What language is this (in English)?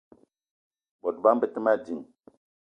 Eton (Cameroon)